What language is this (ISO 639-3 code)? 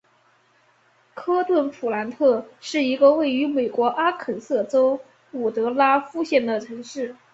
zho